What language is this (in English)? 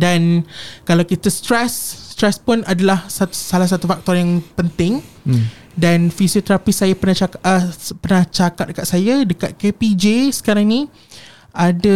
Malay